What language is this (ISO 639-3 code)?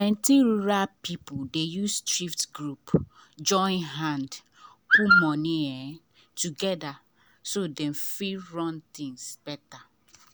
pcm